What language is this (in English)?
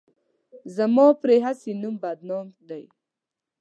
Pashto